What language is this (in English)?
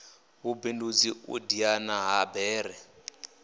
Venda